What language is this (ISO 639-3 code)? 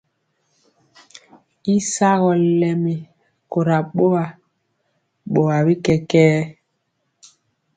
mcx